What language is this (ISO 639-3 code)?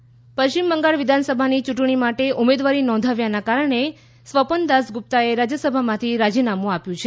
guj